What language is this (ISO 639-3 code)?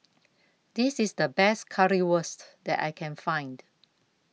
eng